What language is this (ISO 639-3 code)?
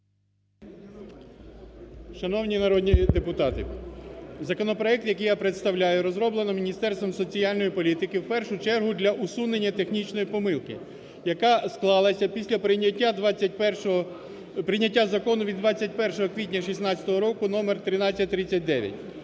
ukr